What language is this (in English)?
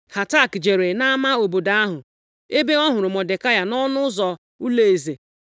Igbo